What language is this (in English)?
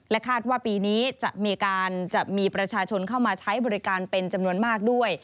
Thai